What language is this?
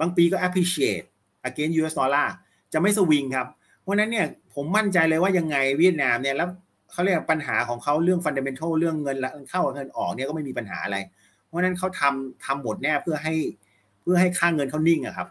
Thai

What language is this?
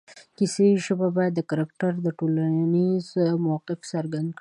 Pashto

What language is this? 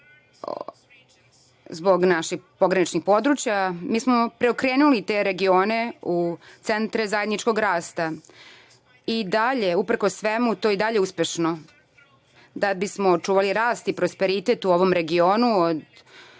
Serbian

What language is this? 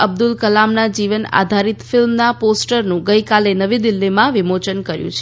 Gujarati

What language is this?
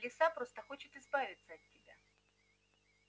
Russian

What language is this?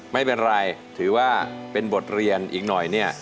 Thai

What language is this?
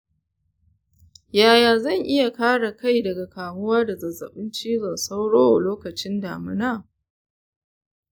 Hausa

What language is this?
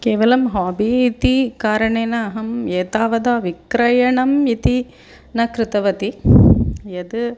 Sanskrit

